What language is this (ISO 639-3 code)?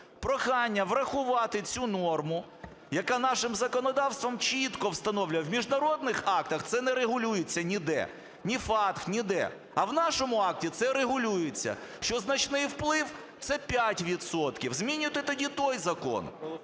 ukr